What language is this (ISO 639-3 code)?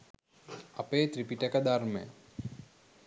sin